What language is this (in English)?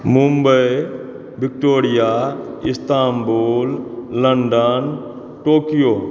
Maithili